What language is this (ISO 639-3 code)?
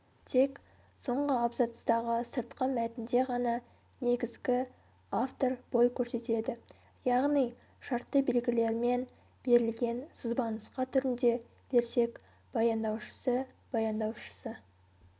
kaz